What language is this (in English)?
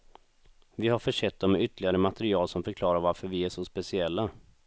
Swedish